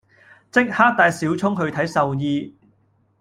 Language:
Cantonese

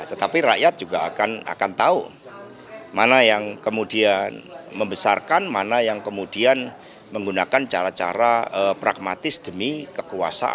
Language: Indonesian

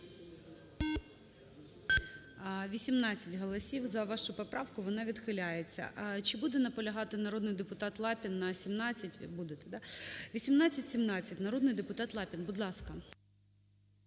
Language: Ukrainian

